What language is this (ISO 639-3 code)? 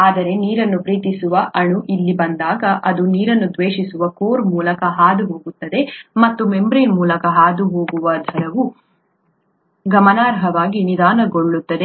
kan